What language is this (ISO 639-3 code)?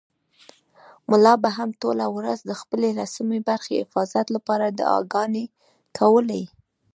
pus